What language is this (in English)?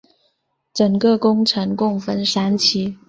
Chinese